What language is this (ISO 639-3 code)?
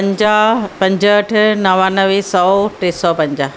snd